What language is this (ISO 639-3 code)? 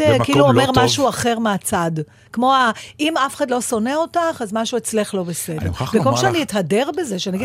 heb